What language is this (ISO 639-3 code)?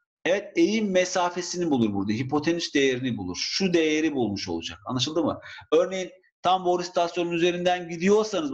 tur